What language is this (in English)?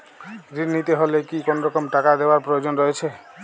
Bangla